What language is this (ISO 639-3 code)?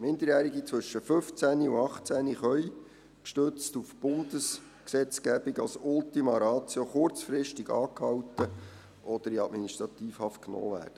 gsw